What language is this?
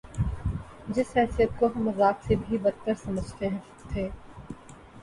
Urdu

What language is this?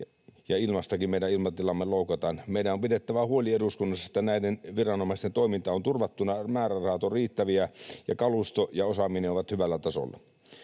Finnish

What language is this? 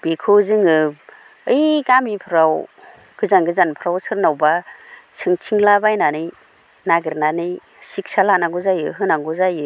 Bodo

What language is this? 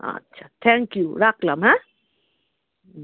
Bangla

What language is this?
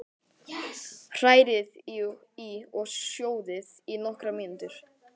Icelandic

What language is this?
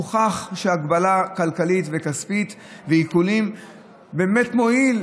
Hebrew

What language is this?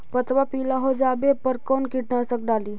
Magahi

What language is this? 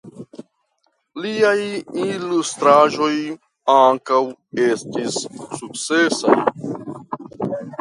Esperanto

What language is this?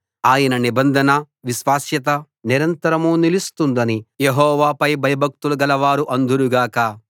Telugu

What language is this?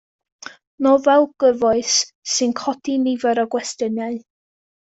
Welsh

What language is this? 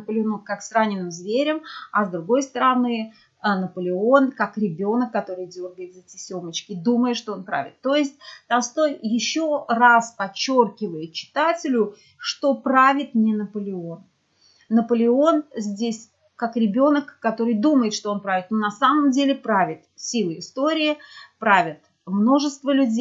Russian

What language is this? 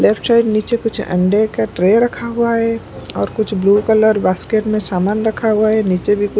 Hindi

